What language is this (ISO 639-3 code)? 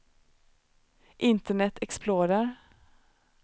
swe